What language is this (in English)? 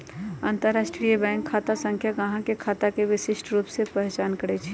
Magahi